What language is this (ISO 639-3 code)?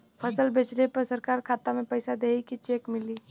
bho